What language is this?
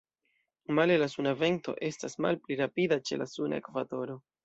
Esperanto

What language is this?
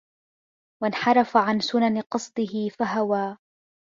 Arabic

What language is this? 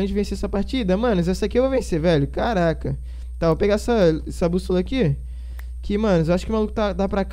Portuguese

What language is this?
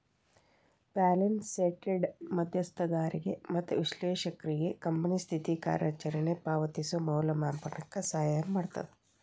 Kannada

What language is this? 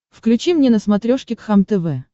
Russian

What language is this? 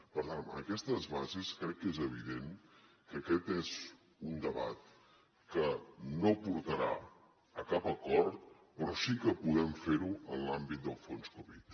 Catalan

